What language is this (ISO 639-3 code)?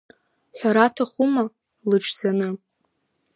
abk